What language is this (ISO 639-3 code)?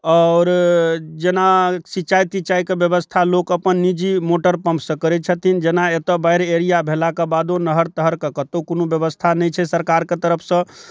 mai